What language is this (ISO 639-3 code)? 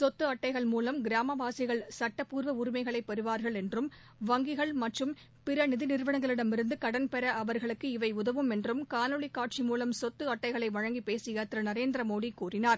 tam